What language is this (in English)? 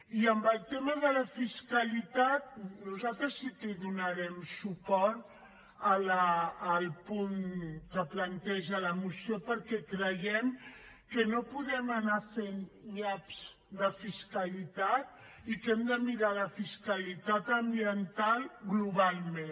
Catalan